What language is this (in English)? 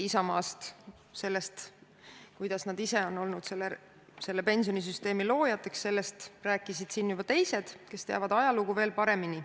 Estonian